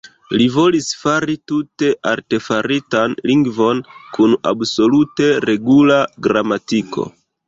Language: Esperanto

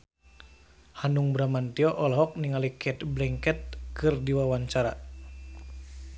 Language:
Sundanese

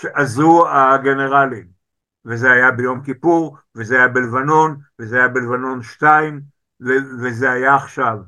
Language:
Hebrew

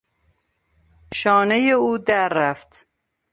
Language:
Persian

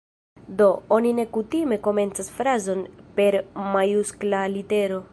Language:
Esperanto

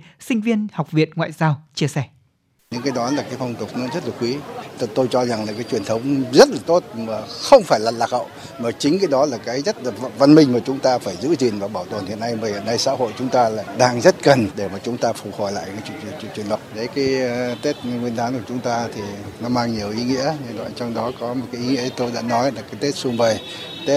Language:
Vietnamese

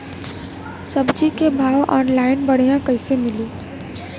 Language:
Bhojpuri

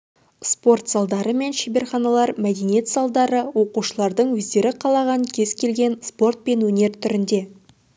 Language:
Kazakh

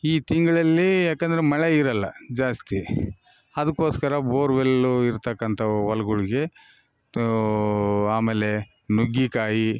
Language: Kannada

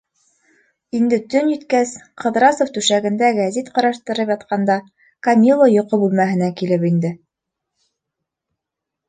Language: Bashkir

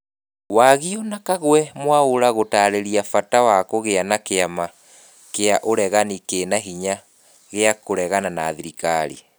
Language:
Kikuyu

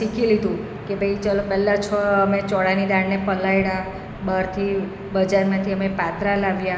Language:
Gujarati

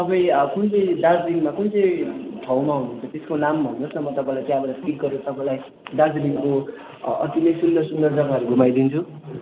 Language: Nepali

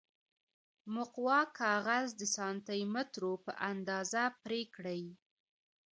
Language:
Pashto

